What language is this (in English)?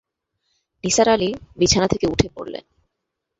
Bangla